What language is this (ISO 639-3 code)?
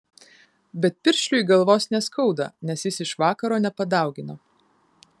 lit